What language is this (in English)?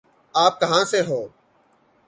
Urdu